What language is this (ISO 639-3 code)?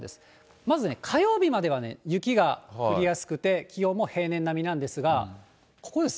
jpn